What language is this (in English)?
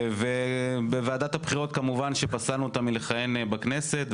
Hebrew